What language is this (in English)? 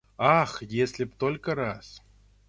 Russian